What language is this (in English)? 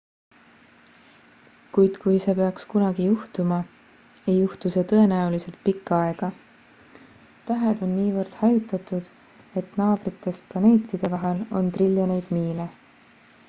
Estonian